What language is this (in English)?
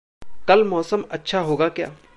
Hindi